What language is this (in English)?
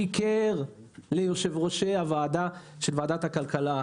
Hebrew